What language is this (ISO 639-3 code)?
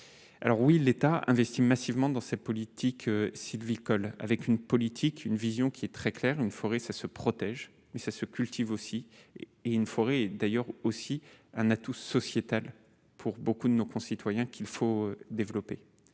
fra